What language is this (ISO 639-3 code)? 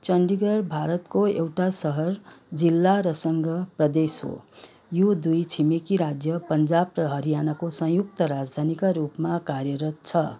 nep